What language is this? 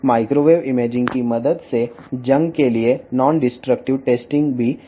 Telugu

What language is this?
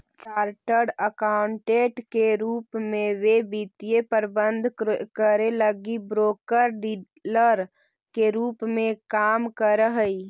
Magahi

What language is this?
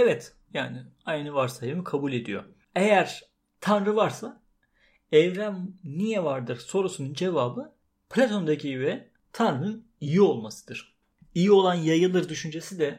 Turkish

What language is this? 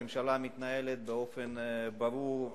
Hebrew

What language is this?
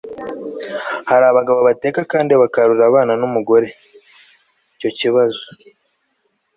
Kinyarwanda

